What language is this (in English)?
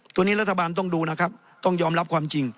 Thai